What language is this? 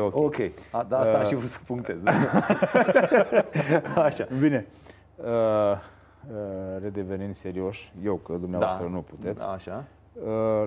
Romanian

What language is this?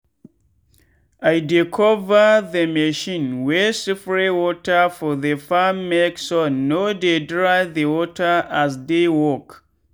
Nigerian Pidgin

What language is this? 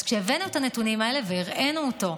Hebrew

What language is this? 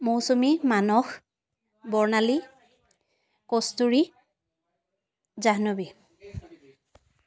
Assamese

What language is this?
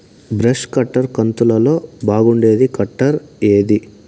Telugu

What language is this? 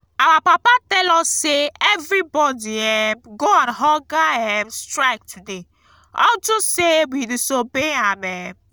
Nigerian Pidgin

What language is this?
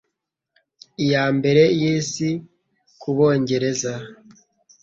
Kinyarwanda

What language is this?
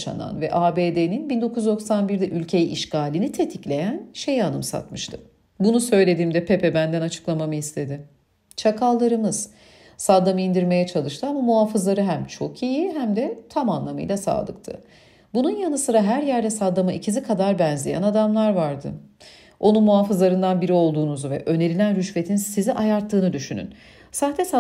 Turkish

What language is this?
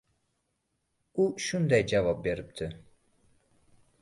Uzbek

